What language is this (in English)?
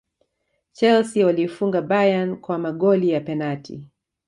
Swahili